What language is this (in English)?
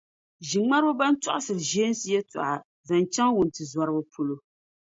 Dagbani